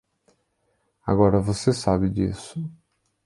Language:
Portuguese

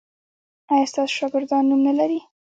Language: Pashto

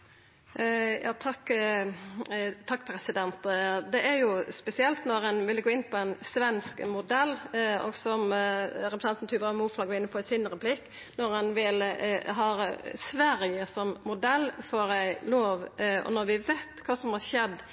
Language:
Norwegian Nynorsk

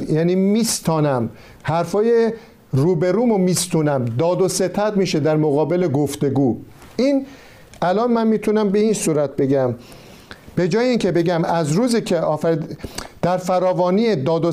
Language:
Persian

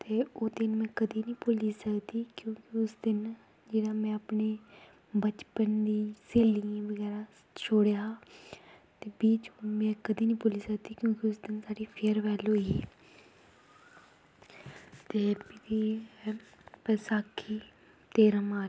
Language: Dogri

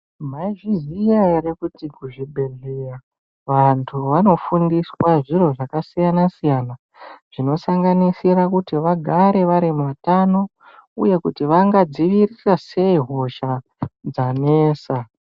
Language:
Ndau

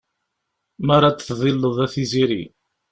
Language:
Kabyle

